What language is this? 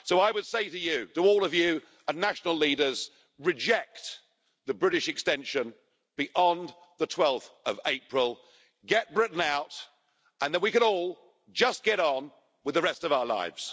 English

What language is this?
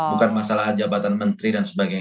Indonesian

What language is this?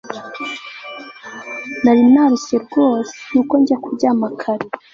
Kinyarwanda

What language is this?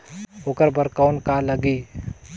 Chhattisgarhi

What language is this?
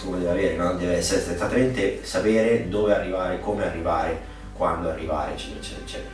Italian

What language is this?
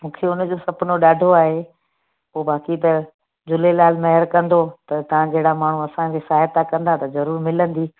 Sindhi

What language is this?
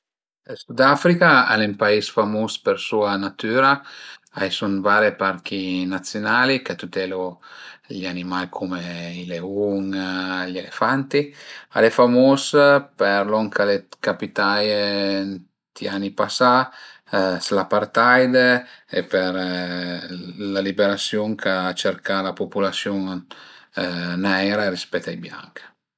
Piedmontese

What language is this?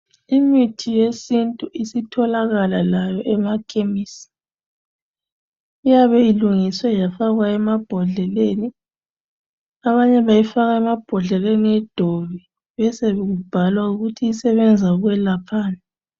North Ndebele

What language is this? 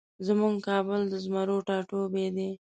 Pashto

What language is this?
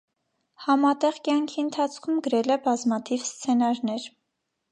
Armenian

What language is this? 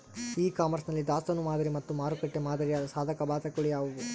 Kannada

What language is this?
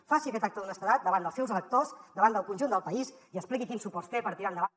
Catalan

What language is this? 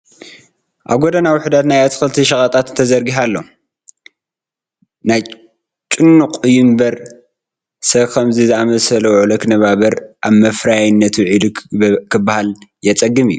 Tigrinya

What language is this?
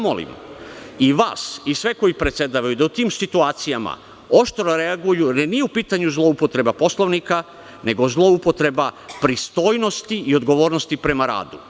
Serbian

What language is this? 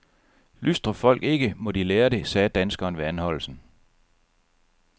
Danish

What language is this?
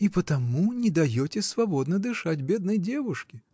Russian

